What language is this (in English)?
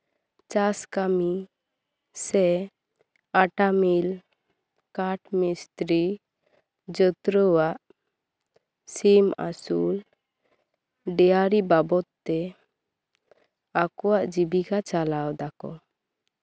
Santali